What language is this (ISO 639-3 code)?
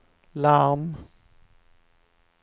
swe